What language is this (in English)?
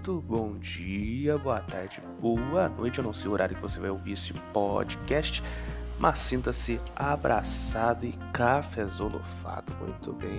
Portuguese